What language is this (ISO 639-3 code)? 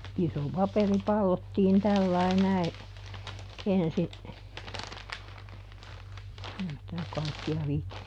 fin